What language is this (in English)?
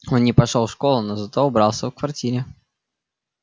Russian